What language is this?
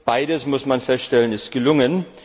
German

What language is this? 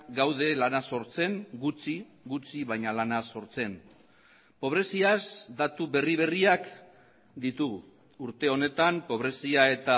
Basque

